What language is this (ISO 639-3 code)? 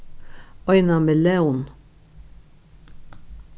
fao